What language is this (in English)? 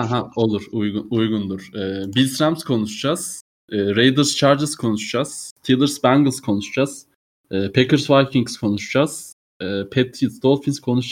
Turkish